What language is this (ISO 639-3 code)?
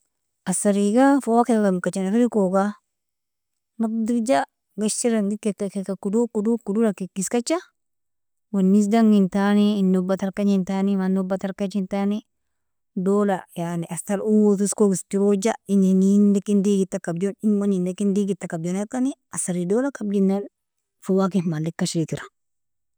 fia